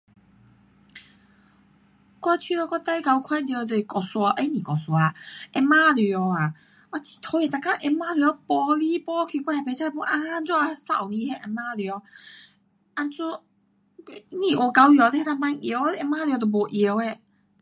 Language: Pu-Xian Chinese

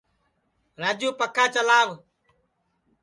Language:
Sansi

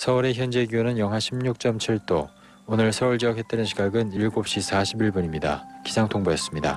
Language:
Korean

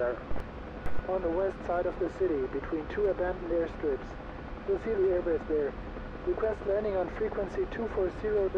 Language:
Polish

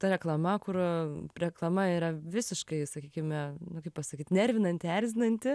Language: Lithuanian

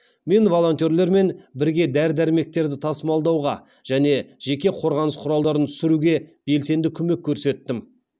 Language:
Kazakh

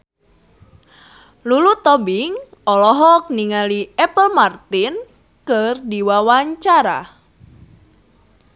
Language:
Sundanese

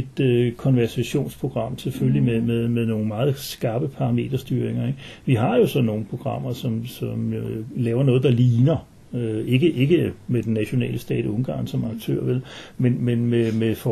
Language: Danish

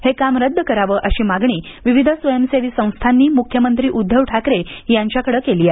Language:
Marathi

